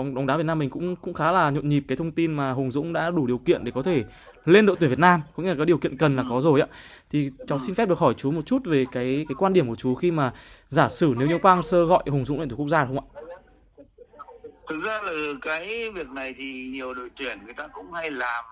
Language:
Vietnamese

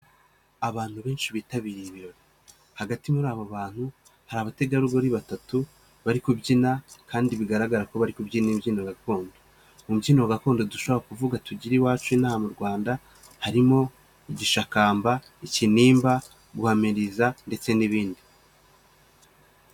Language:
Kinyarwanda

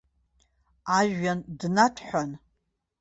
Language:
Abkhazian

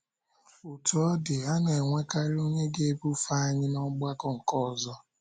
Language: Igbo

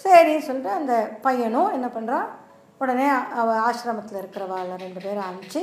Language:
Tamil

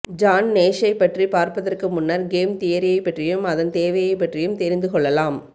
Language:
Tamil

